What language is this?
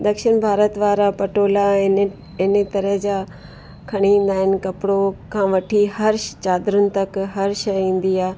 Sindhi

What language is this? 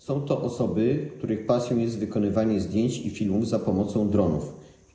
Polish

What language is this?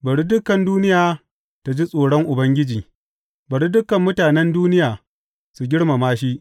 Hausa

